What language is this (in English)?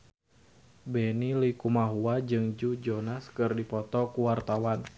Sundanese